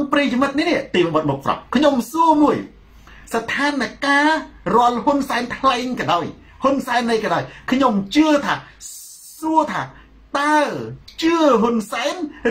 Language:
Thai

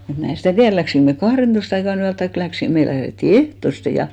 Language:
Finnish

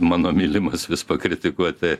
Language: Lithuanian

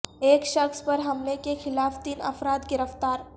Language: Urdu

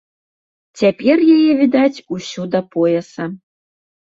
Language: Belarusian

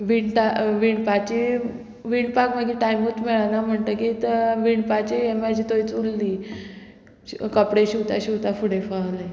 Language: Konkani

